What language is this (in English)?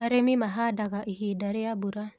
Kikuyu